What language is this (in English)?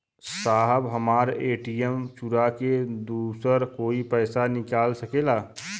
Bhojpuri